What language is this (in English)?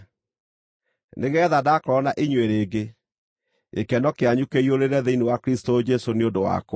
Kikuyu